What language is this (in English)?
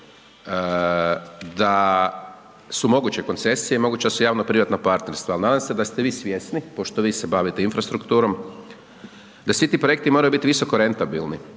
Croatian